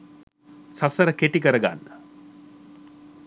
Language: Sinhala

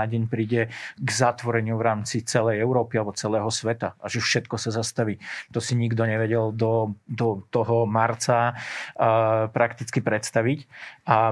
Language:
Slovak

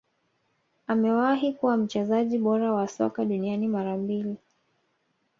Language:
Swahili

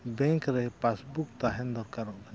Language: Santali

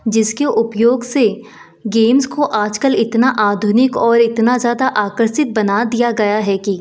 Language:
Hindi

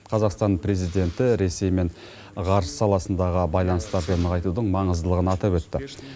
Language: Kazakh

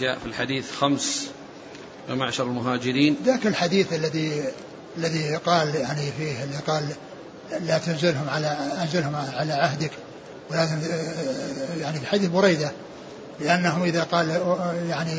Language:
Arabic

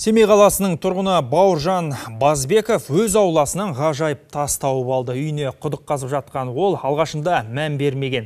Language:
Turkish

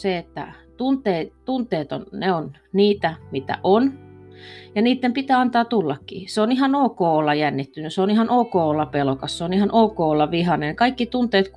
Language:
Finnish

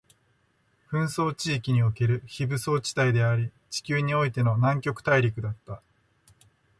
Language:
Japanese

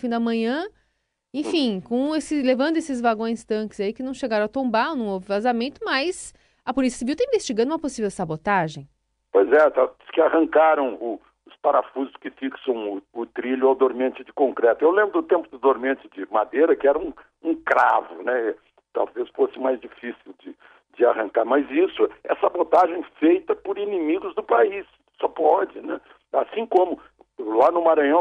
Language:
Portuguese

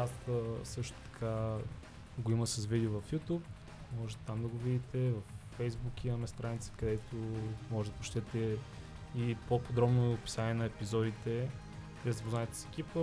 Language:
Bulgarian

